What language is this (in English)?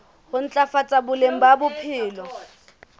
Southern Sotho